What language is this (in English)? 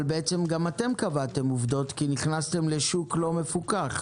Hebrew